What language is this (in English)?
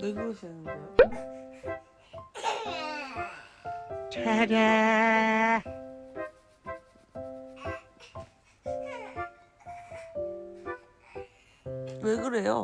Korean